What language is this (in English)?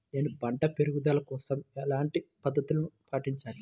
Telugu